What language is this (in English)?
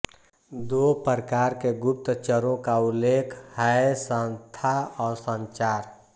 Hindi